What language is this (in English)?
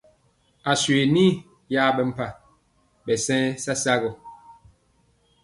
Mpiemo